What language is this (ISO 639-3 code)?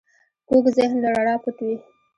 pus